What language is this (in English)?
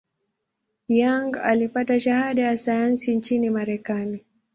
Swahili